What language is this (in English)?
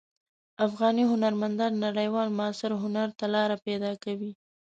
Pashto